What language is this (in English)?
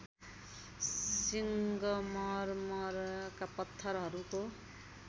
Nepali